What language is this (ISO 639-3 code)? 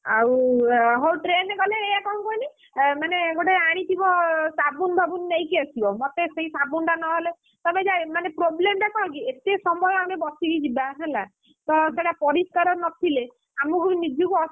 ori